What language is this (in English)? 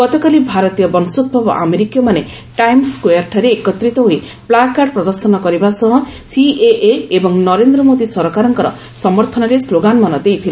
Odia